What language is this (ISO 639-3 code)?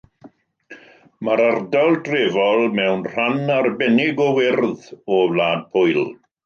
cym